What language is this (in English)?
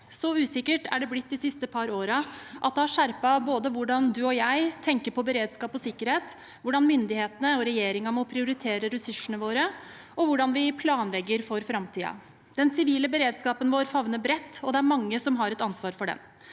Norwegian